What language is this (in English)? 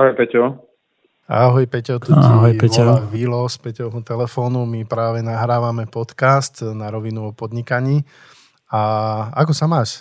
Slovak